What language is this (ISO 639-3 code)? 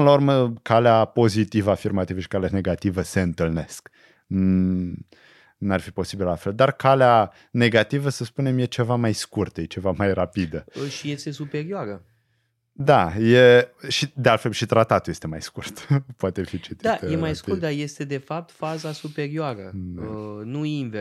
ron